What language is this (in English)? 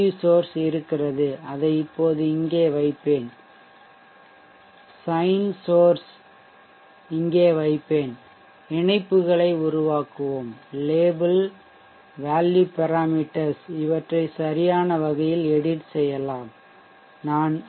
Tamil